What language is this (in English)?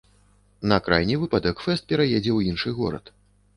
Belarusian